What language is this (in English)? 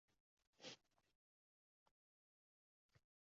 Uzbek